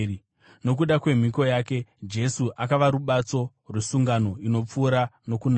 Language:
Shona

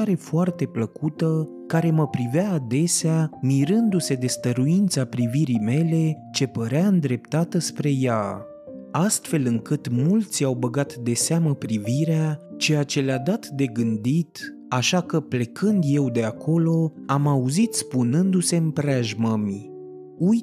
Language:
Romanian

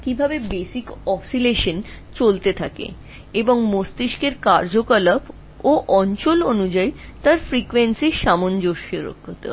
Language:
Bangla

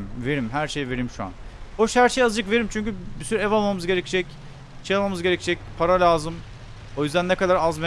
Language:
Turkish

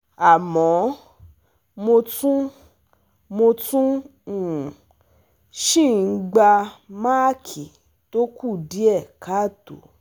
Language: Yoruba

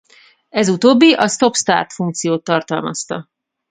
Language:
Hungarian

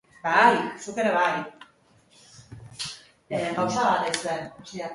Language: Basque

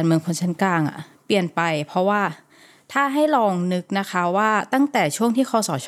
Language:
Thai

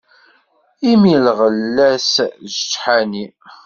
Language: Kabyle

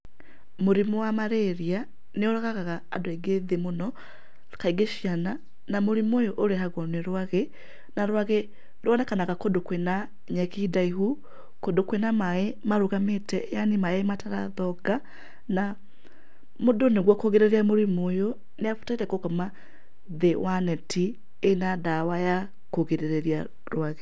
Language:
Kikuyu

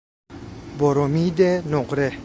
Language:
Persian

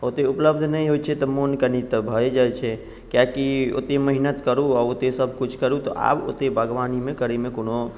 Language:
Maithili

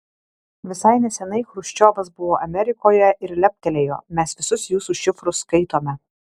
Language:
Lithuanian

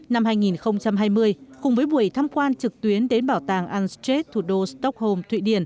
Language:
Vietnamese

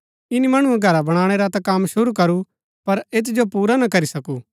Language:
Gaddi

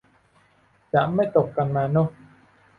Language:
Thai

